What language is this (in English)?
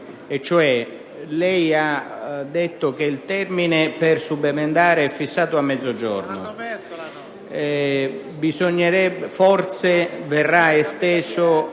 Italian